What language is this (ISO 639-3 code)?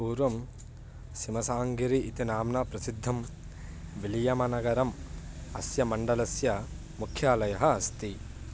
san